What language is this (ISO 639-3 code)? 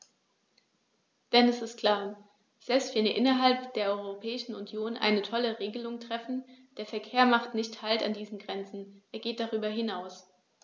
deu